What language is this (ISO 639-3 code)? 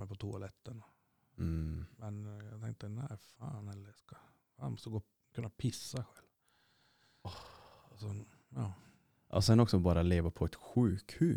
swe